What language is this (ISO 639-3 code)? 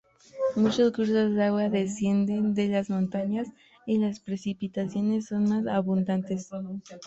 spa